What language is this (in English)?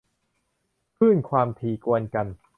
Thai